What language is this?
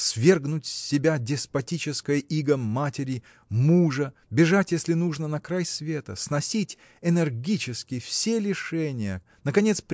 Russian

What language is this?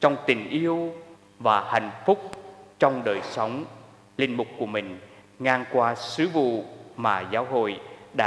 Vietnamese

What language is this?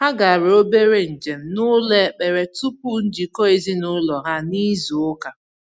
Igbo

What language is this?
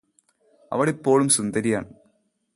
Malayalam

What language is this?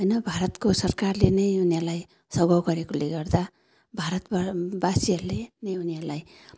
Nepali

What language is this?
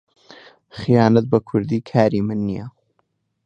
Central Kurdish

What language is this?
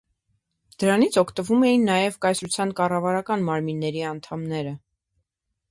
Armenian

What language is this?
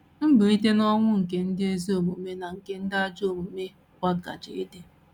Igbo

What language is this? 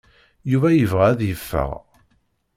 Kabyle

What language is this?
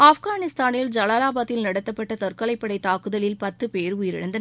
Tamil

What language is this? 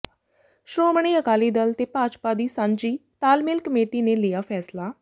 Punjabi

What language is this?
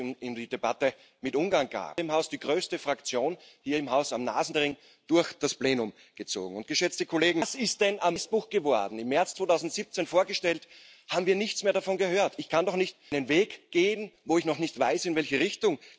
Polish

